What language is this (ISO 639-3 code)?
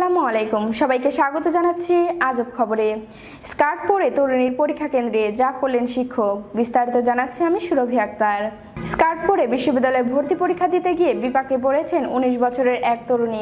ron